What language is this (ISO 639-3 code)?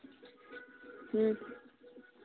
sat